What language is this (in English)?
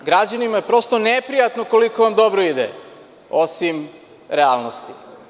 Serbian